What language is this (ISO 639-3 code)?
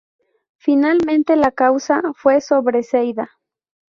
spa